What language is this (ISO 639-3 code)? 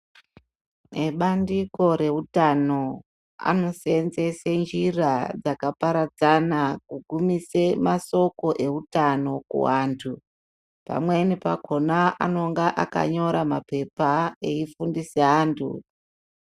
ndc